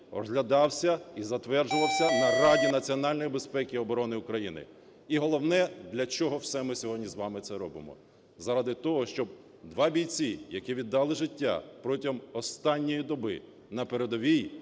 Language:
Ukrainian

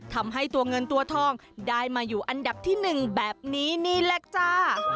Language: Thai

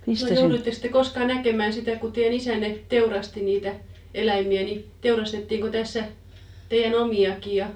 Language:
Finnish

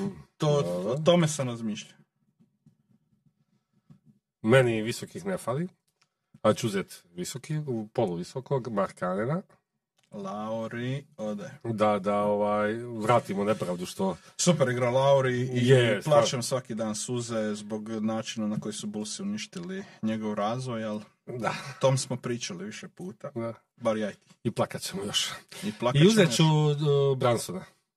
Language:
Croatian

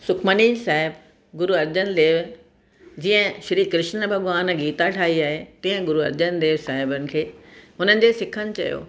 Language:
Sindhi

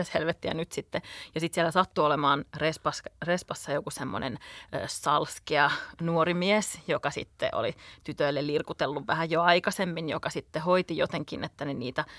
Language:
Finnish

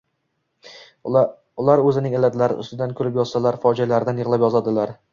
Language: Uzbek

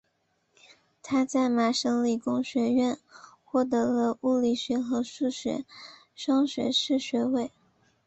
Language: Chinese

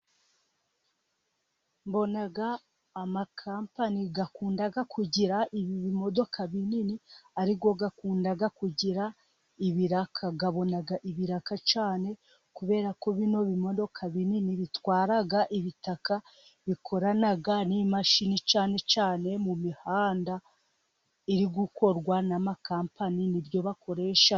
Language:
Kinyarwanda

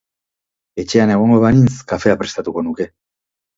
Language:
Basque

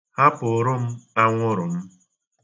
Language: Igbo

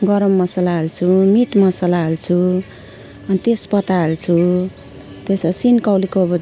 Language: Nepali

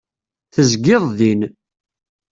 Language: Kabyle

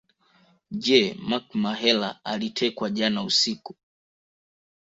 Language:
Swahili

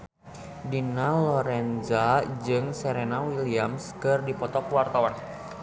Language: Sundanese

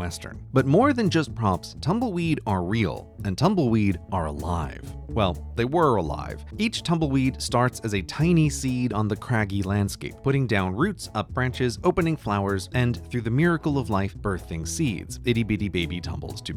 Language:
Danish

